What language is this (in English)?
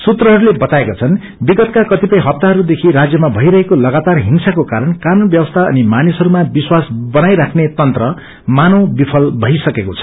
Nepali